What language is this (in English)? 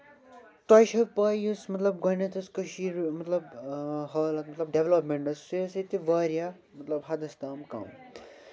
Kashmiri